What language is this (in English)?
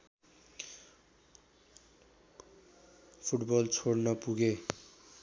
Nepali